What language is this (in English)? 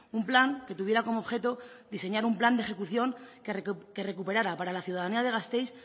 Spanish